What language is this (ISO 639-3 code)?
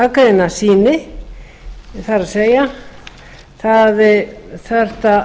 isl